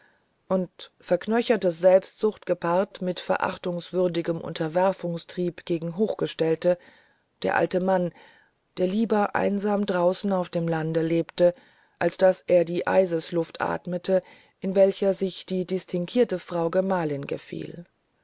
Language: German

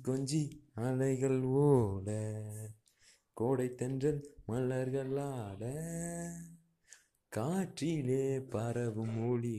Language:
Tamil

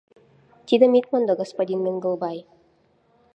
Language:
Mari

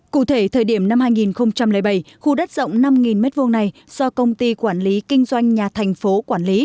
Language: Vietnamese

